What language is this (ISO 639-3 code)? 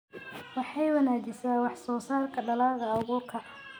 som